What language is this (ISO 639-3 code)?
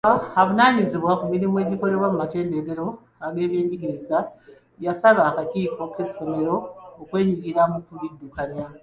lug